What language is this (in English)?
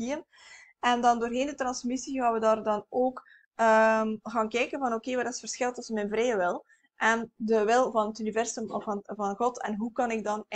Dutch